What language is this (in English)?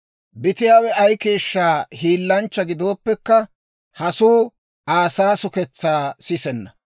Dawro